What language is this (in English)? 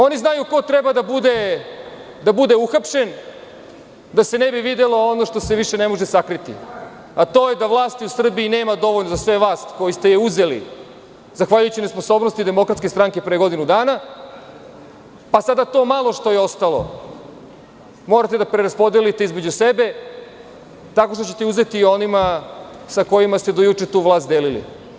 Serbian